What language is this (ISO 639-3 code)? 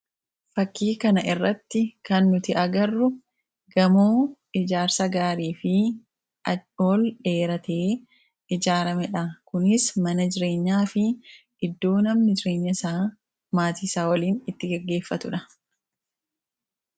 orm